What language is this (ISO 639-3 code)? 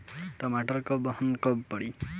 bho